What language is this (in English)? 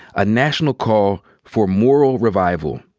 English